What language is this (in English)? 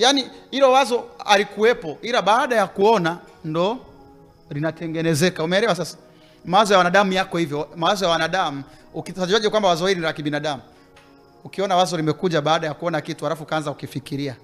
Swahili